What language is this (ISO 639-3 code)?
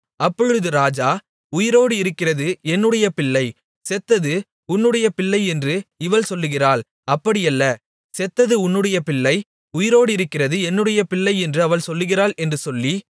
tam